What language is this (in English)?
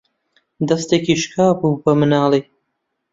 Central Kurdish